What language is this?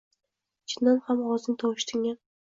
Uzbek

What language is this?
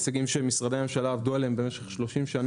Hebrew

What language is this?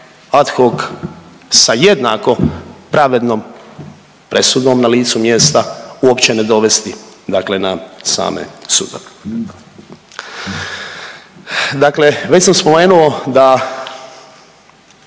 Croatian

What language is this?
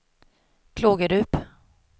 Swedish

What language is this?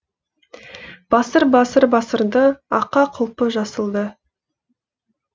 Kazakh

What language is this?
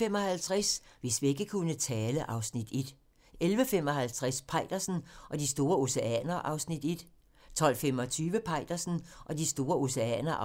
Danish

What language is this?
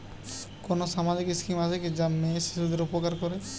Bangla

